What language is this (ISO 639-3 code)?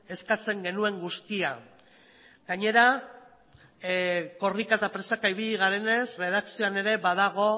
eus